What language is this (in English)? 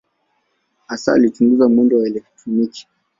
Swahili